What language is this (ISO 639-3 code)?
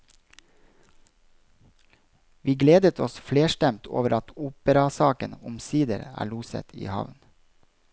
nor